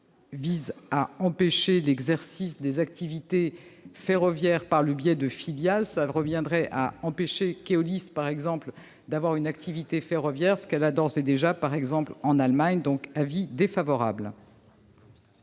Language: French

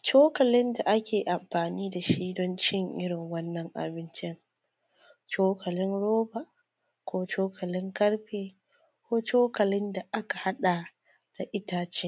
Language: Hausa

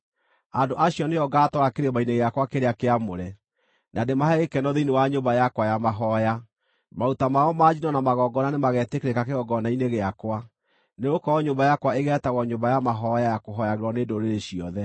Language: Kikuyu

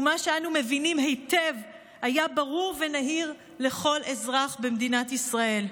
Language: Hebrew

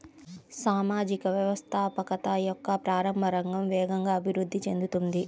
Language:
Telugu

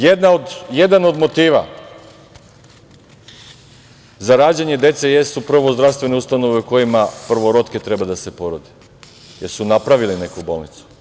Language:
Serbian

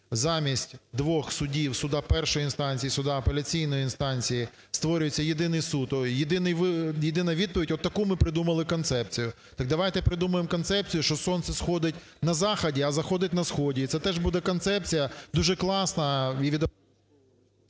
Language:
Ukrainian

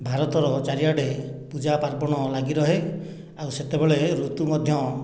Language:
Odia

